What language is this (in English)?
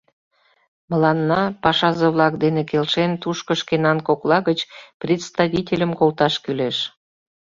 Mari